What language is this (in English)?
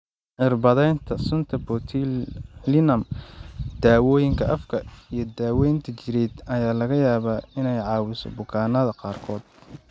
Somali